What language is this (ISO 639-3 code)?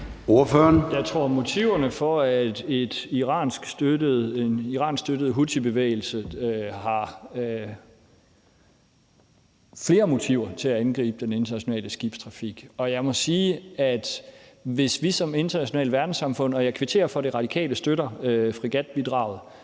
dan